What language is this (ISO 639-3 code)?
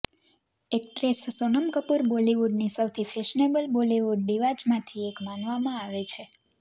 guj